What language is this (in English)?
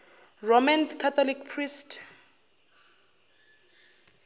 Zulu